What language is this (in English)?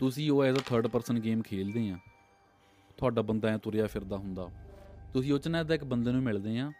Punjabi